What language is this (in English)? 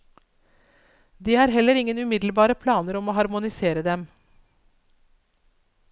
Norwegian